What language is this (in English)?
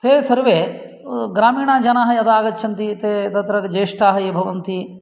Sanskrit